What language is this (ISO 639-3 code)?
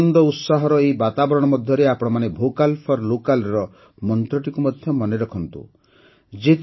ori